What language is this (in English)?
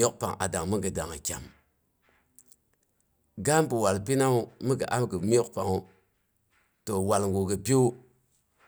Boghom